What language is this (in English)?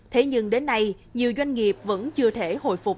Vietnamese